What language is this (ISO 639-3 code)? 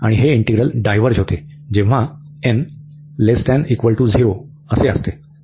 mar